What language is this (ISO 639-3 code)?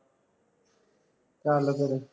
pan